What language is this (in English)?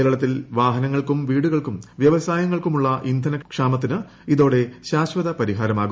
Malayalam